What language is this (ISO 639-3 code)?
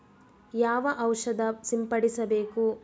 kan